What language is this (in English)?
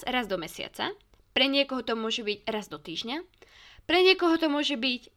Slovak